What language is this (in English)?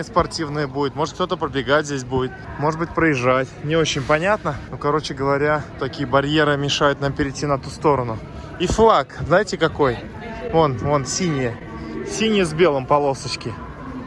Russian